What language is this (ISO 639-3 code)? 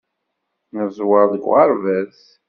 kab